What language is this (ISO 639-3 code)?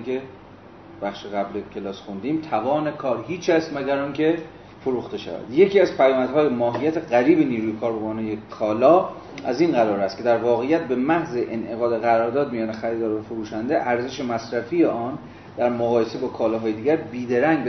fas